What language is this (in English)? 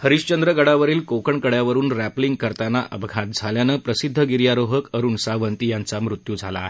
Marathi